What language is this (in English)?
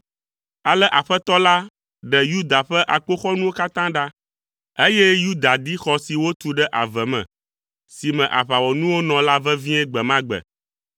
Ewe